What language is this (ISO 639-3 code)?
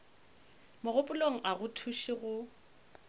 nso